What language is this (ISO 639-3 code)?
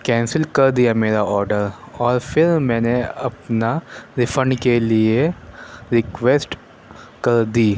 urd